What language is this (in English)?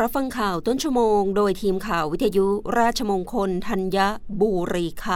Thai